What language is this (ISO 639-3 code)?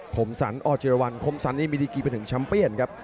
tha